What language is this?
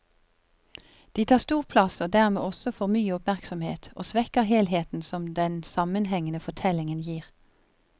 Norwegian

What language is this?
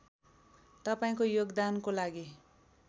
Nepali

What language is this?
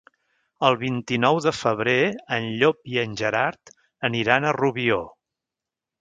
Catalan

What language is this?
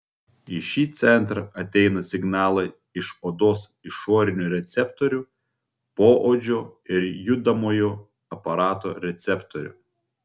Lithuanian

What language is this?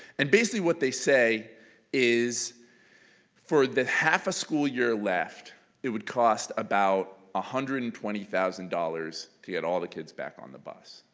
English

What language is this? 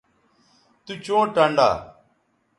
Bateri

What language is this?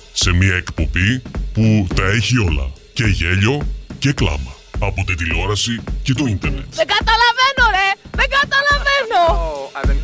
Greek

